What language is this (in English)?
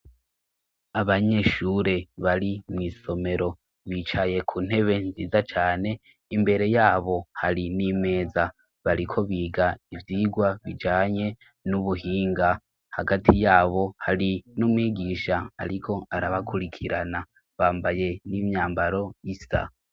Rundi